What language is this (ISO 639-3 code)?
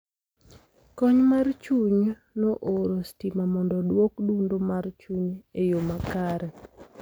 luo